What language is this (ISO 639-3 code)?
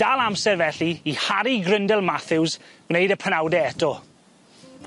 cym